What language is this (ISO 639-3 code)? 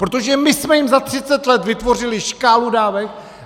ces